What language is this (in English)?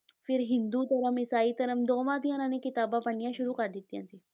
Punjabi